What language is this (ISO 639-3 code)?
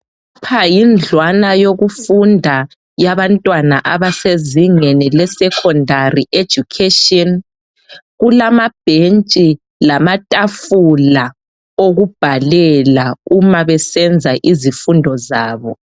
nde